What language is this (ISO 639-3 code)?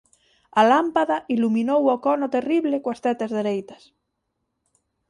glg